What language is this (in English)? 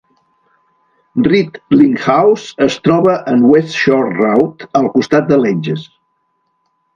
Catalan